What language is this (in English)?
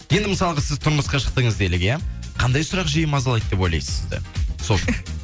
Kazakh